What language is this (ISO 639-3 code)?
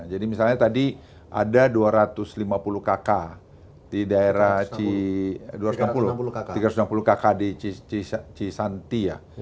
ind